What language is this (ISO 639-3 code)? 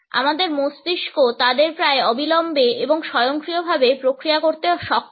ben